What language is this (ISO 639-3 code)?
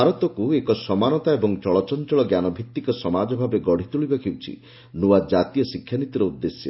ori